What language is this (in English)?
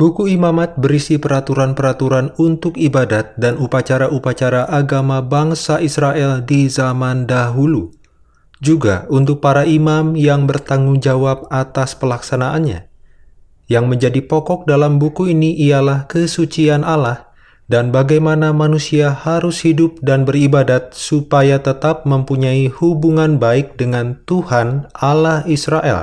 Indonesian